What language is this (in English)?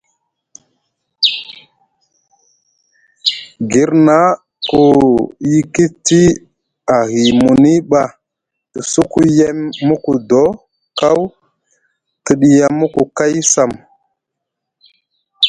Musgu